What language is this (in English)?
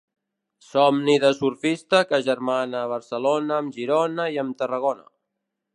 Catalan